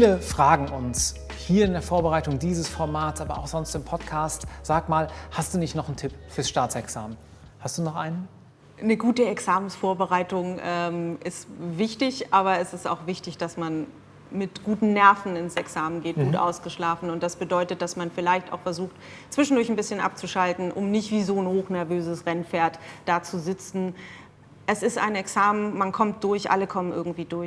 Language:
German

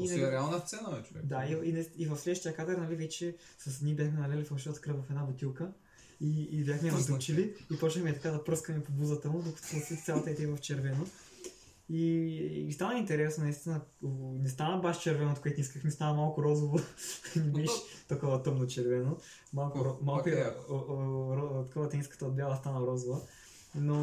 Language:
Bulgarian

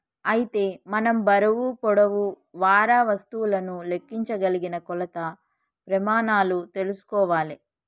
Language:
Telugu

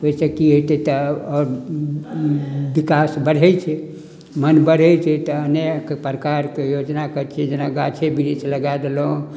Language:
Maithili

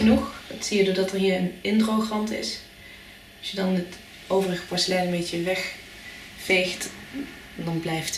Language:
Dutch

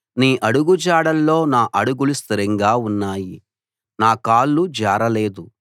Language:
Telugu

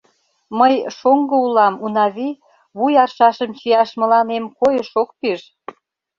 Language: Mari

